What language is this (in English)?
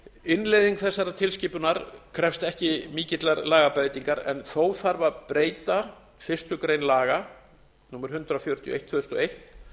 Icelandic